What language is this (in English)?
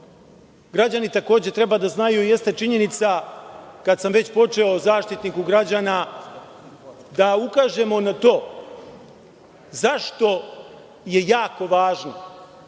Serbian